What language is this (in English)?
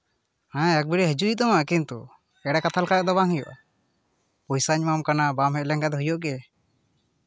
Santali